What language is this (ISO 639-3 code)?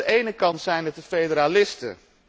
nld